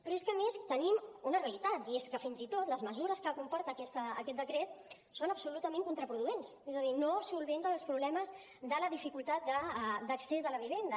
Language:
Catalan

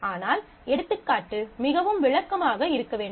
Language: Tamil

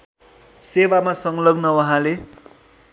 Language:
Nepali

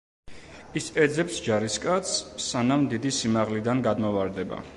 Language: Georgian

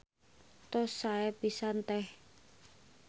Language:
Sundanese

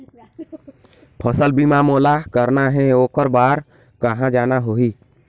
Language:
Chhattisgarhi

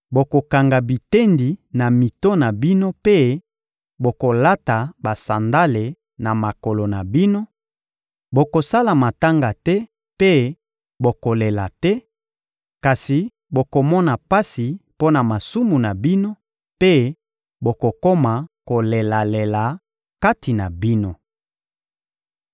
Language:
Lingala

